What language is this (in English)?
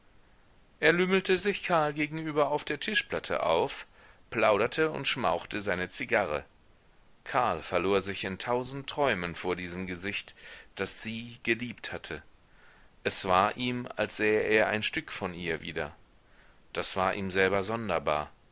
German